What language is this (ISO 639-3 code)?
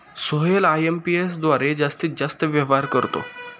mar